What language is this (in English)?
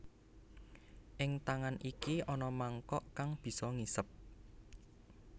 Javanese